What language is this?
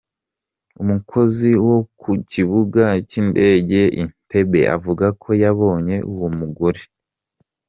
Kinyarwanda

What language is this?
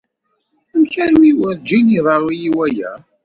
Kabyle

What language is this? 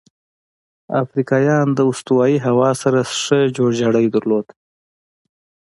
Pashto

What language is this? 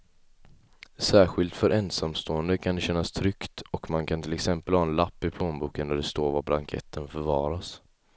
Swedish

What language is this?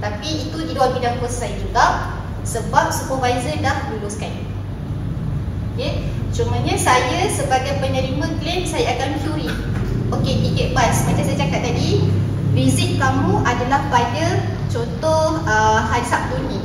Malay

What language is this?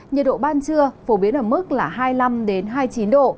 Vietnamese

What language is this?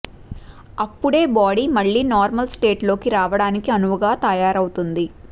Telugu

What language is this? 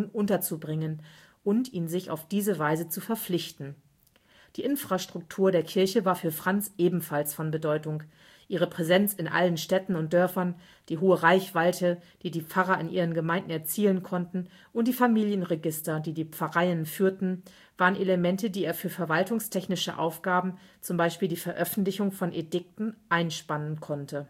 German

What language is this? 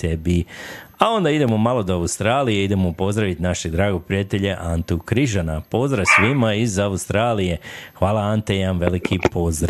Croatian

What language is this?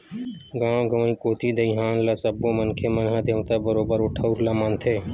Chhattisgarhi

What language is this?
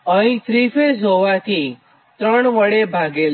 Gujarati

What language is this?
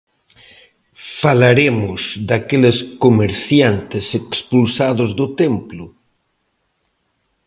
Galician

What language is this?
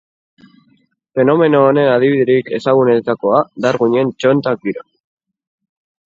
Basque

